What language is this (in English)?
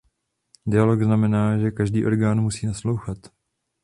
Czech